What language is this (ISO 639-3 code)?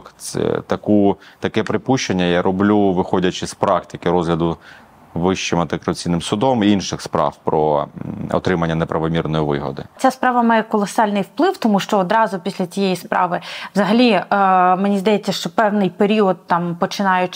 ukr